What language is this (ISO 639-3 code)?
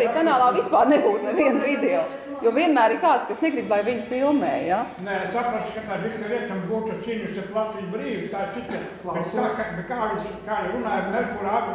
por